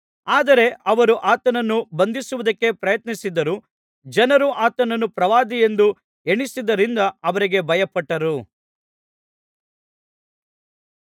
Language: Kannada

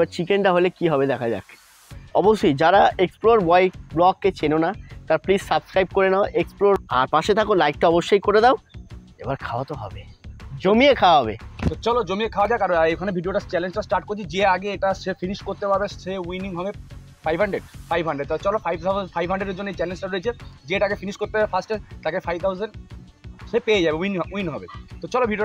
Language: Turkish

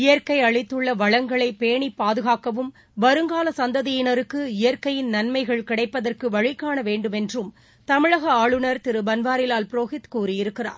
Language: Tamil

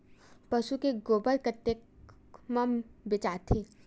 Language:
Chhattisgarhi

